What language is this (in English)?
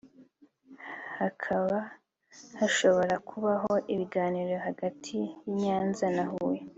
Kinyarwanda